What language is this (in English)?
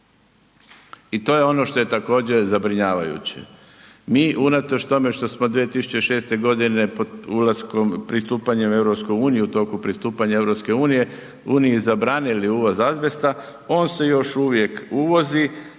Croatian